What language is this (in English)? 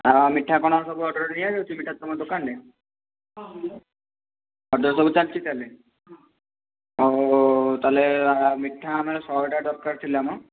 Odia